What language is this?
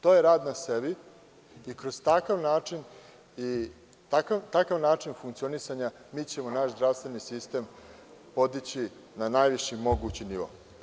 Serbian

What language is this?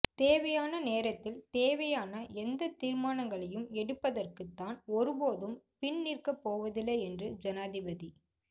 Tamil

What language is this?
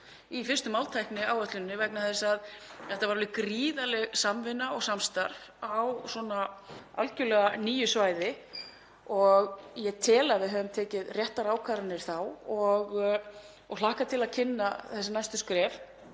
Icelandic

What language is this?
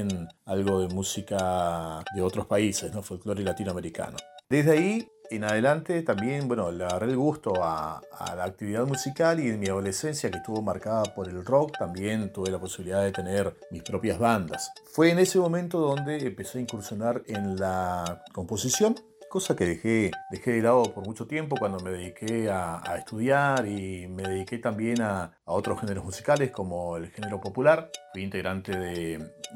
Spanish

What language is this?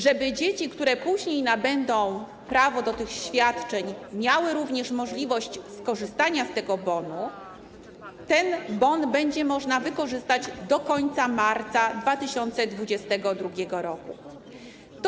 Polish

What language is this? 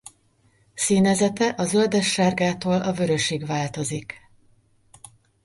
Hungarian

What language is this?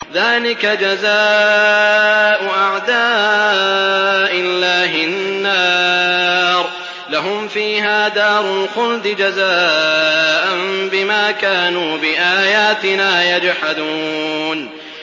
Arabic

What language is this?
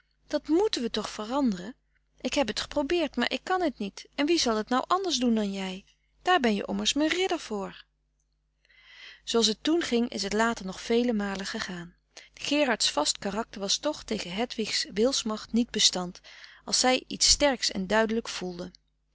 Dutch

